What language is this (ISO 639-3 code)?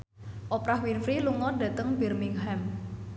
jav